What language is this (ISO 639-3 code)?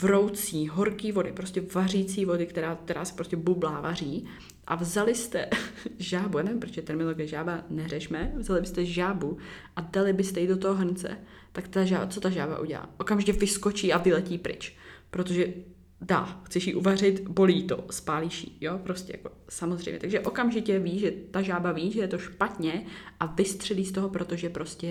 ces